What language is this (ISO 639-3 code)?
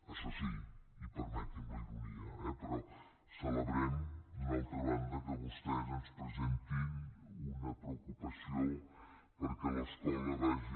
cat